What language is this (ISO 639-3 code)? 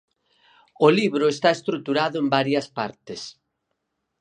glg